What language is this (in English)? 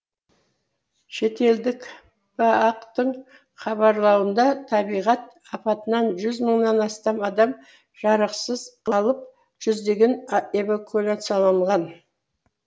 Kazakh